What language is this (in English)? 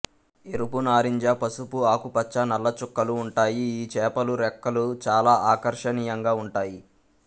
Telugu